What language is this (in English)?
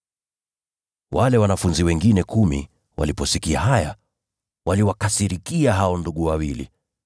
Swahili